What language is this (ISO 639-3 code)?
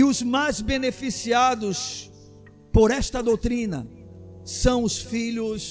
por